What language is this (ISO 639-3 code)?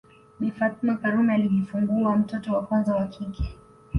swa